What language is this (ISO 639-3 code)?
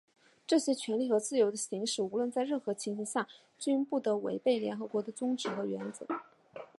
zho